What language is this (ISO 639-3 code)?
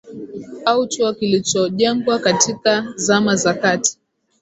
swa